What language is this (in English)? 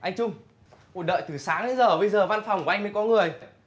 Vietnamese